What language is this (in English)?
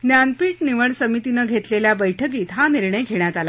Marathi